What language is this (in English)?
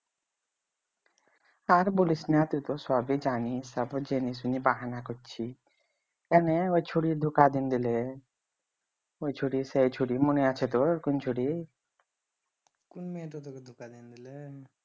Bangla